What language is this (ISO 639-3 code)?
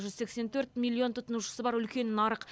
kaz